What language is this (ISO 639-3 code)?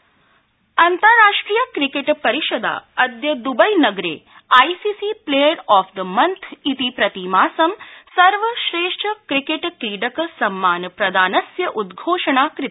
san